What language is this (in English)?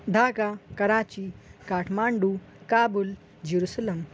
Urdu